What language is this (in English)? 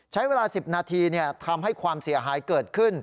Thai